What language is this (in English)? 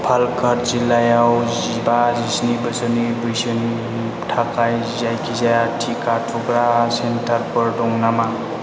Bodo